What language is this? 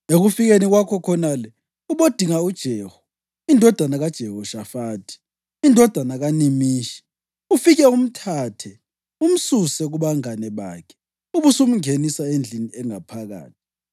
North Ndebele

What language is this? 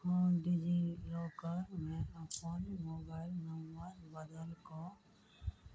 Maithili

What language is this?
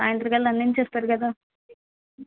Telugu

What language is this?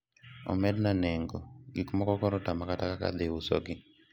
Luo (Kenya and Tanzania)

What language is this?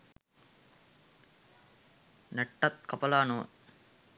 Sinhala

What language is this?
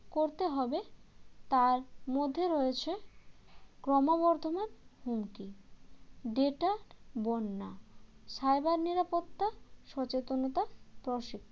Bangla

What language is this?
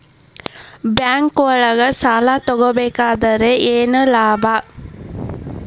Kannada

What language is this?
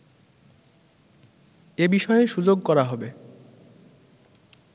Bangla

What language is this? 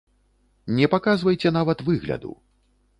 Belarusian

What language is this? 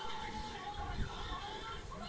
Bhojpuri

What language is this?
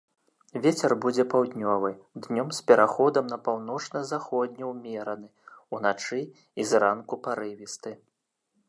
Belarusian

